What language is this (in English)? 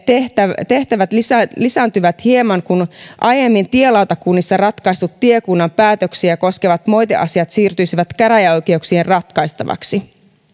Finnish